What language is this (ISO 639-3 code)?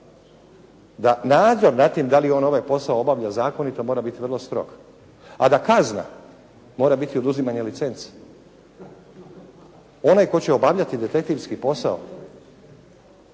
hrv